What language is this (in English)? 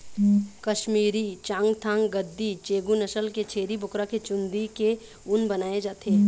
Chhattisgarhi